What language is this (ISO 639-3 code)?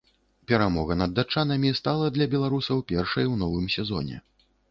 bel